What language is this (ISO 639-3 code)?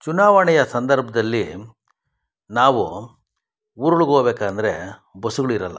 kan